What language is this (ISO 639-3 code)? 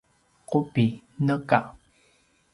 pwn